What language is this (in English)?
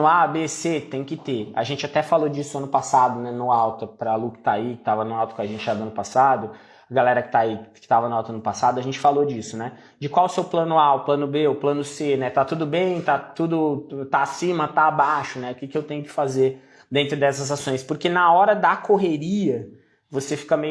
Portuguese